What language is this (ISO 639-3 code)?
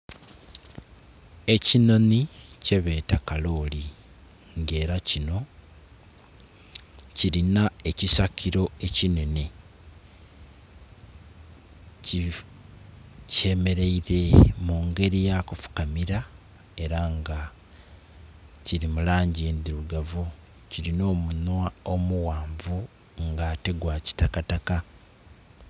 xog